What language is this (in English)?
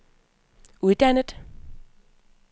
Danish